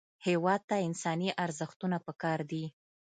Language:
Pashto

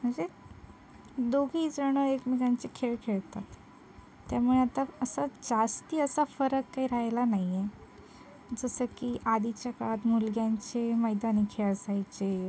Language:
Marathi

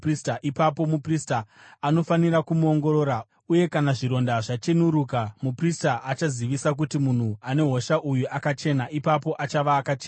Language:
Shona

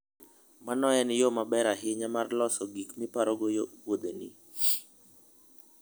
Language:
Luo (Kenya and Tanzania)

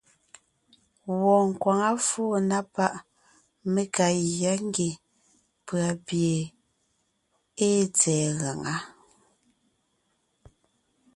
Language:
Ngiemboon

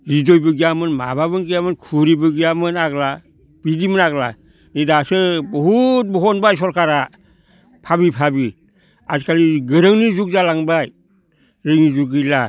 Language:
Bodo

